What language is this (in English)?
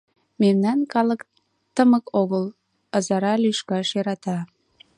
Mari